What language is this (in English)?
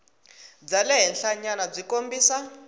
Tsonga